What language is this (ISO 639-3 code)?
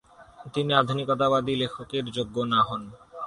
ben